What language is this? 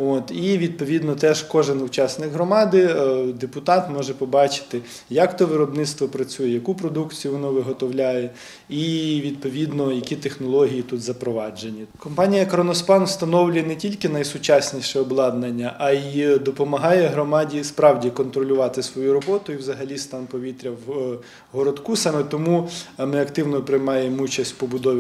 Ukrainian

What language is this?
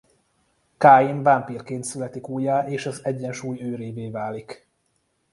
Hungarian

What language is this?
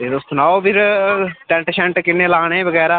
Dogri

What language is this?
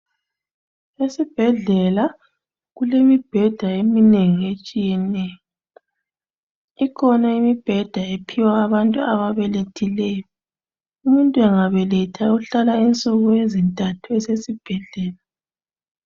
North Ndebele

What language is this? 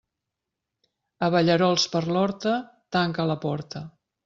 Catalan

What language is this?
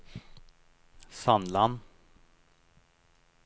Norwegian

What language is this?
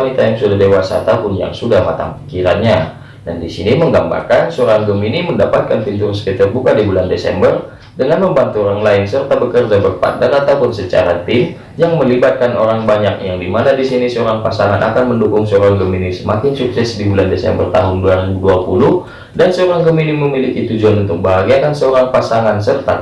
Indonesian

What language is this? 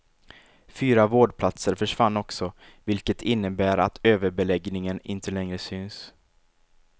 Swedish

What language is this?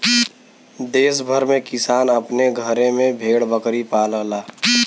Bhojpuri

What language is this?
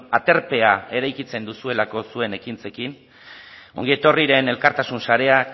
Basque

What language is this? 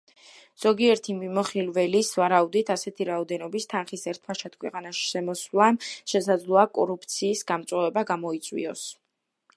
Georgian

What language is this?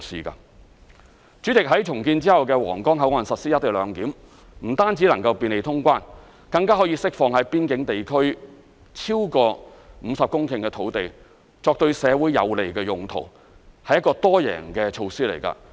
Cantonese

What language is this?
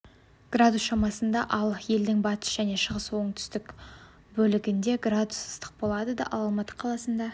Kazakh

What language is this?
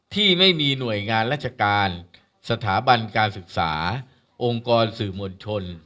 Thai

